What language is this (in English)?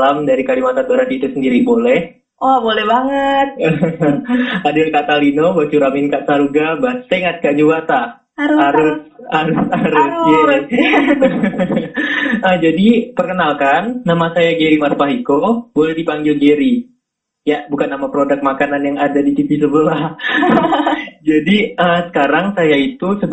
Indonesian